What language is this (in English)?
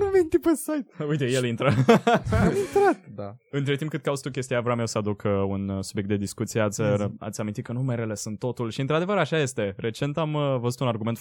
Romanian